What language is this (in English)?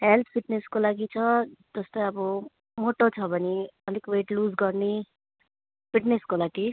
Nepali